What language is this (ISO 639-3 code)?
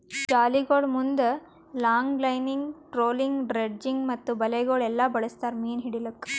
kan